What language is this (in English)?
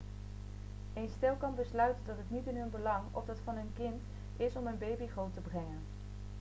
Dutch